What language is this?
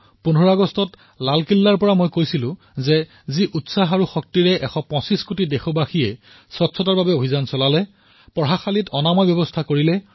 Assamese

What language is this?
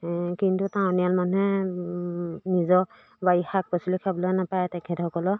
Assamese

